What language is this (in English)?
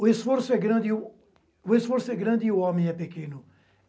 Portuguese